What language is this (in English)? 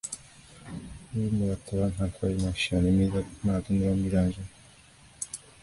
Persian